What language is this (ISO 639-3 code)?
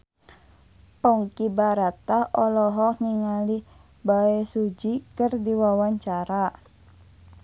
sun